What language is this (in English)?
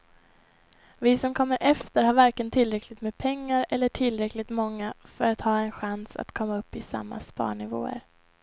Swedish